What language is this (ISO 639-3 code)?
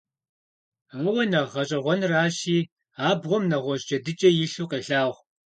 kbd